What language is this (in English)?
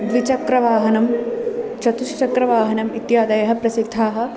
Sanskrit